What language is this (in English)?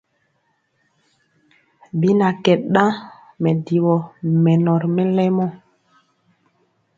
Mpiemo